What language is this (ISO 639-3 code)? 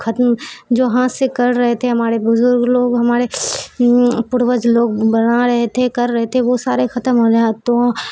urd